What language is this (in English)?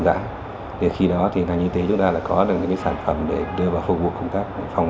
Vietnamese